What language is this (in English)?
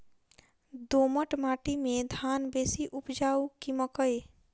Maithili